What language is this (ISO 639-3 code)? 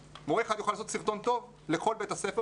heb